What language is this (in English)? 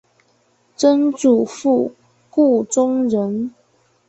Chinese